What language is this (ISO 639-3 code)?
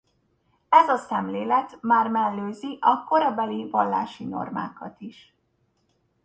hun